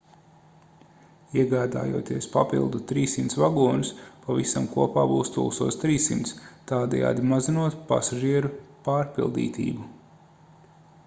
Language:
Latvian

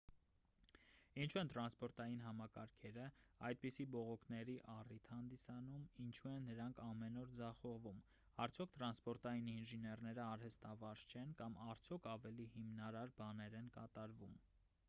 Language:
Armenian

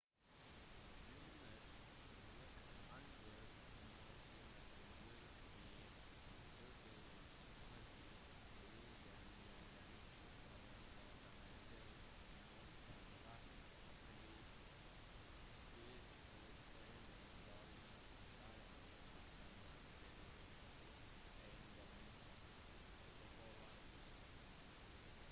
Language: Norwegian Bokmål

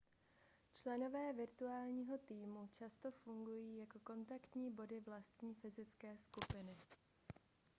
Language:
Czech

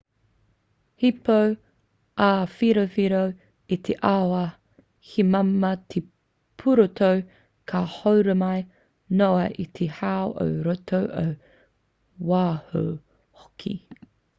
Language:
Māori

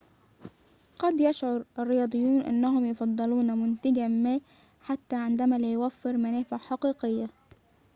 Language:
Arabic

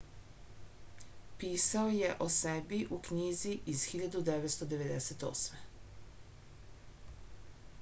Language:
Serbian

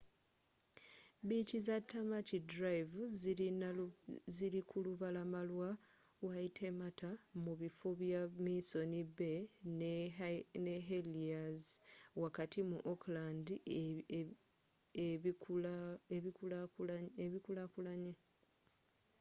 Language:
Ganda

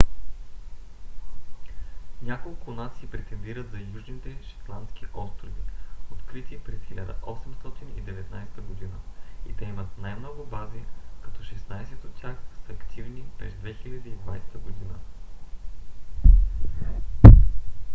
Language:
Bulgarian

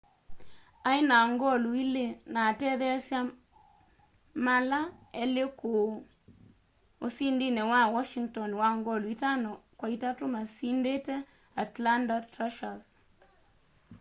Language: Kamba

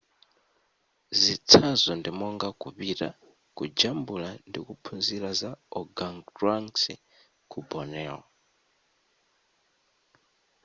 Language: Nyanja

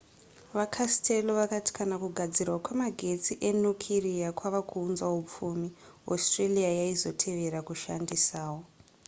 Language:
Shona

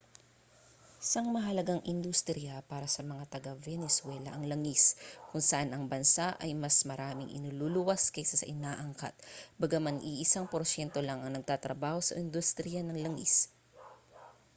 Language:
Filipino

